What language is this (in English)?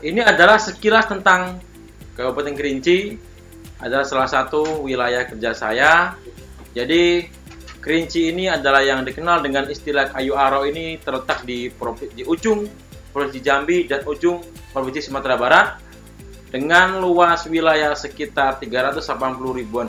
Indonesian